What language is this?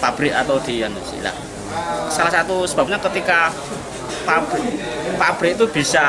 Indonesian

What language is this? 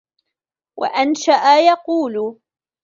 Arabic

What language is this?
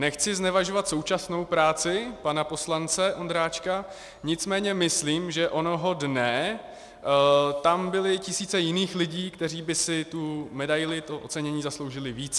Czech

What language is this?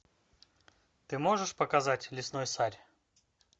Russian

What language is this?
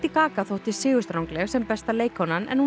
Icelandic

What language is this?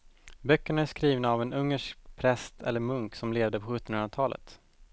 Swedish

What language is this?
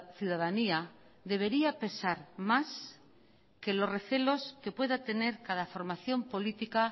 Spanish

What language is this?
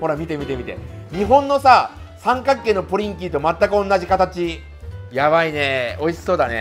Japanese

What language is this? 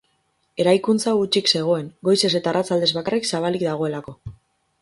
Basque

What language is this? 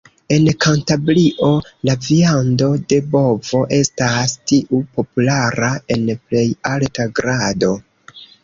Esperanto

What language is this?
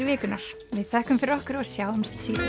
Icelandic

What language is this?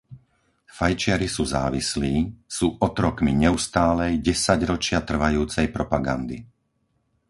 Slovak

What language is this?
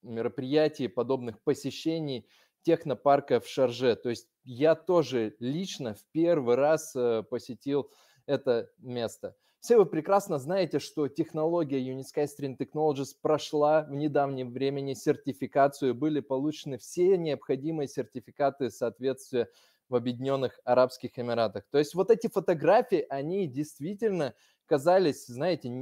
Russian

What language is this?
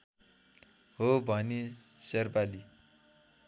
Nepali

